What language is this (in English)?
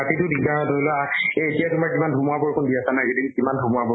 Assamese